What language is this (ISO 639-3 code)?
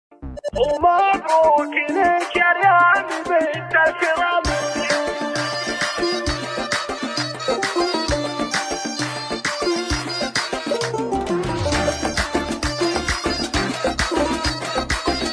ara